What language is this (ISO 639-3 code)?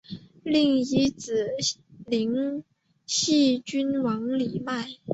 zho